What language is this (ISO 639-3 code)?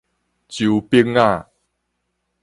nan